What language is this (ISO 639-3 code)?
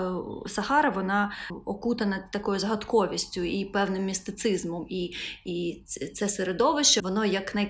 ukr